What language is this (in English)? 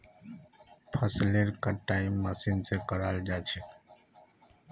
Magahi